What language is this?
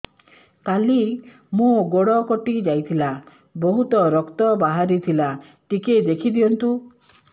Odia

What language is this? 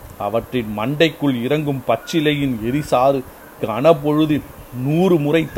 Tamil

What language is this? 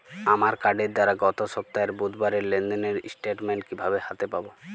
Bangla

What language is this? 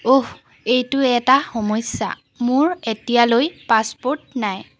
Assamese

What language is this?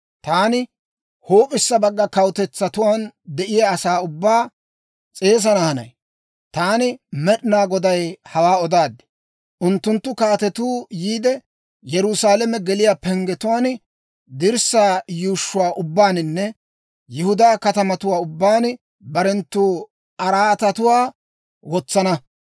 Dawro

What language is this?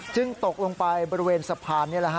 Thai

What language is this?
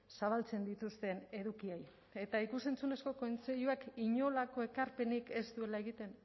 Basque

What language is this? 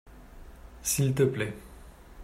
French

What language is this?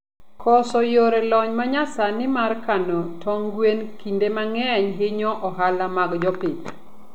Luo (Kenya and Tanzania)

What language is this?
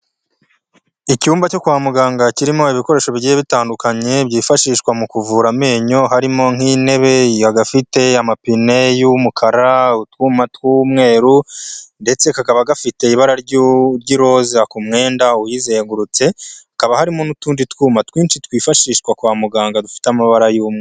Kinyarwanda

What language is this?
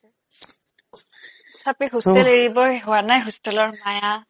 Assamese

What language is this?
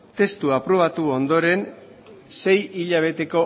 Basque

